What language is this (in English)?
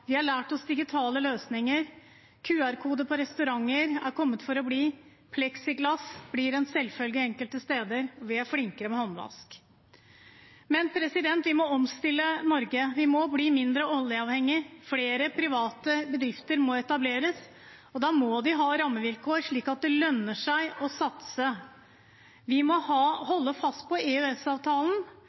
Norwegian Bokmål